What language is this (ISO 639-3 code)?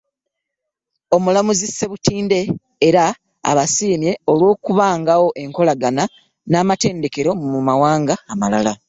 lug